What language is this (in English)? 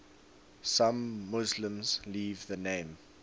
English